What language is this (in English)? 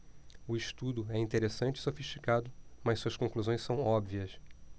Portuguese